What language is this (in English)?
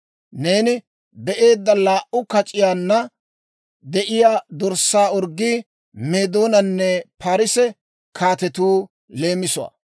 Dawro